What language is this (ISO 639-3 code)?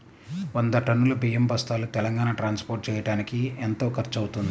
tel